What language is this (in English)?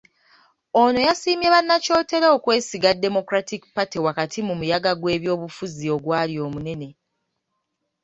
Ganda